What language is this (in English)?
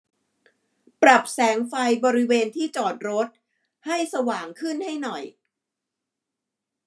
Thai